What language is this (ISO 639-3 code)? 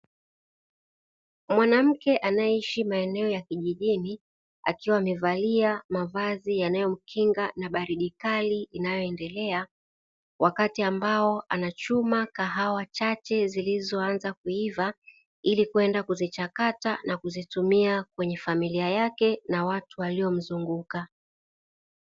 swa